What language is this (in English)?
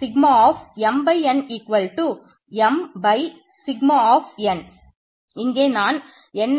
Tamil